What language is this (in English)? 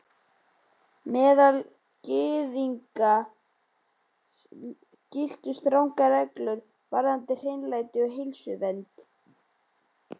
Icelandic